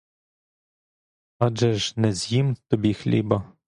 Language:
Ukrainian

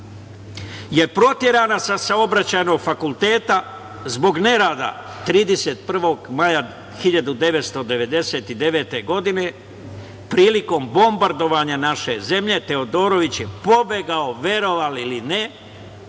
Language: Serbian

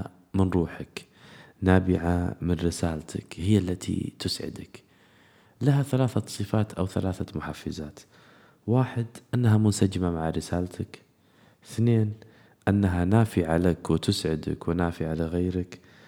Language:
Arabic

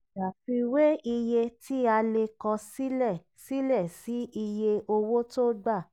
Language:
Yoruba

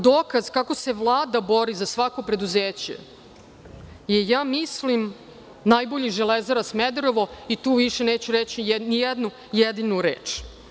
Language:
Serbian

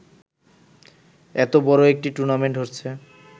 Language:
Bangla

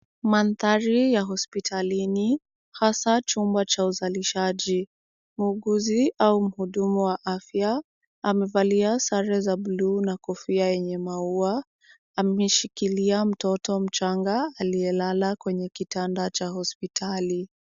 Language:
Swahili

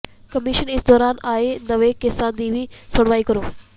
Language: Punjabi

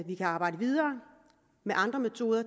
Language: Danish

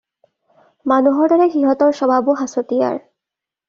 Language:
Assamese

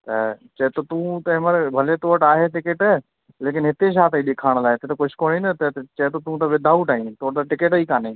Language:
Sindhi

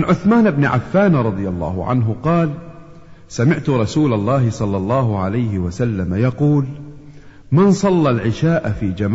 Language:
Arabic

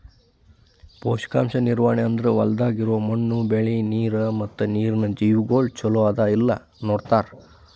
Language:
Kannada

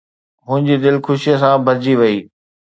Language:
Sindhi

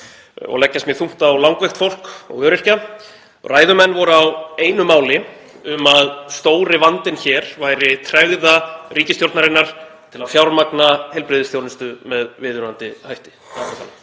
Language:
Icelandic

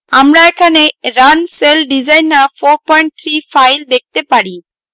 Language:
Bangla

